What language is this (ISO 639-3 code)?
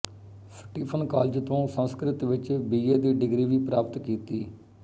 pan